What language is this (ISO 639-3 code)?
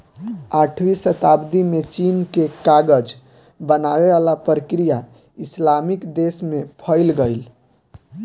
bho